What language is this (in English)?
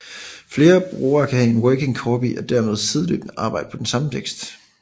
Danish